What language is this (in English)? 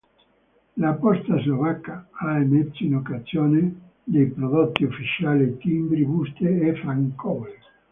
Italian